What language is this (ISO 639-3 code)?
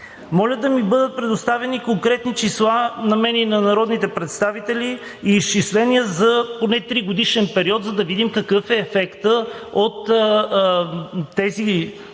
bul